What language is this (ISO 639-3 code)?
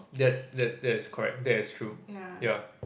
eng